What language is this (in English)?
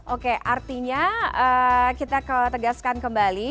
Indonesian